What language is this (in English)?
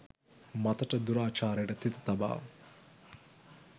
Sinhala